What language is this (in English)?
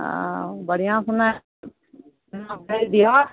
Maithili